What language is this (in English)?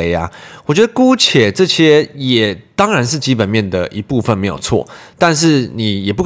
Chinese